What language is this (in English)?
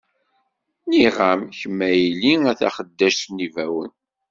Kabyle